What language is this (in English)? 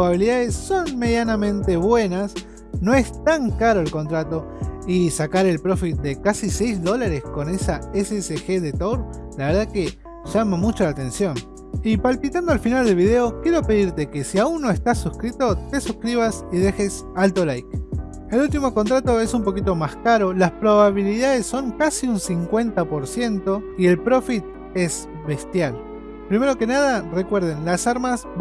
Spanish